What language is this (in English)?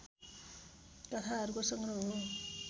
Nepali